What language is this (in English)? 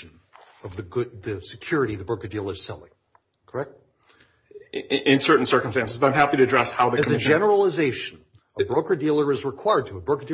English